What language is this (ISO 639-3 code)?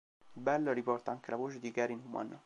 ita